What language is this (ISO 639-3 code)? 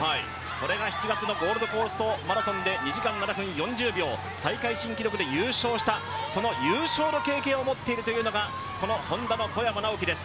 jpn